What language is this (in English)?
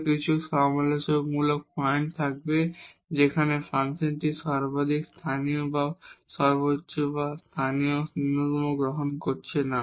Bangla